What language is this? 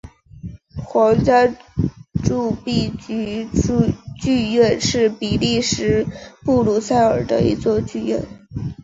Chinese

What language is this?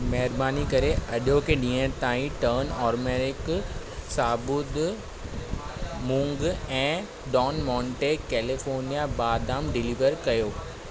Sindhi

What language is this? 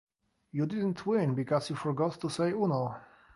English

